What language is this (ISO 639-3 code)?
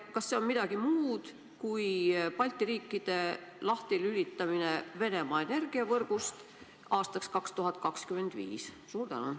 est